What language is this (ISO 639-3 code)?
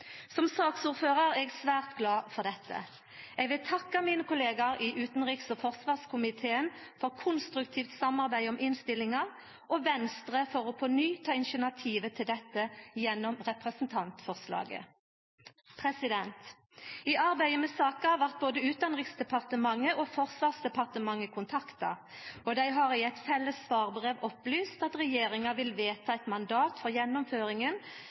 nno